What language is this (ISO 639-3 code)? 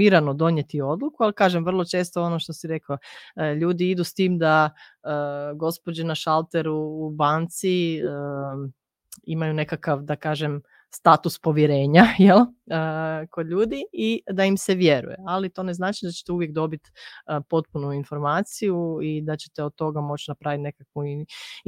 hrv